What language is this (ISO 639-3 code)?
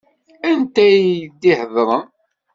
kab